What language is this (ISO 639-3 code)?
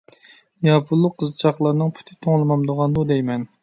uig